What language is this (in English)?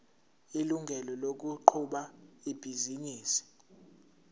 Zulu